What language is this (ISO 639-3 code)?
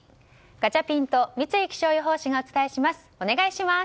jpn